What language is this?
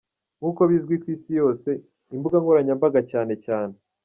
Kinyarwanda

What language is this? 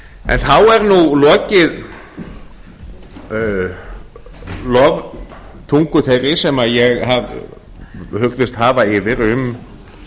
Icelandic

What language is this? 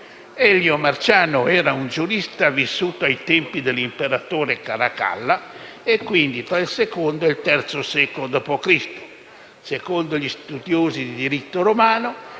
Italian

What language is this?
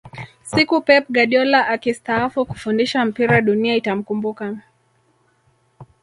Swahili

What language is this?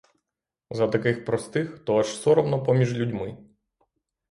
Ukrainian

